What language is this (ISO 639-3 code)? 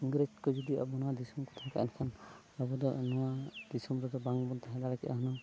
sat